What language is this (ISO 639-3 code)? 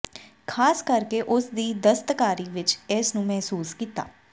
pan